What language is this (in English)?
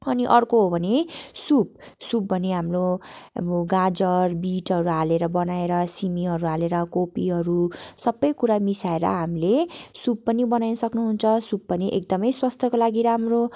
Nepali